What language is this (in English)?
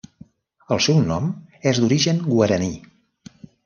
Catalan